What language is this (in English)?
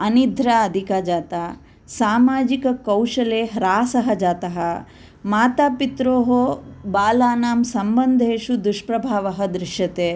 Sanskrit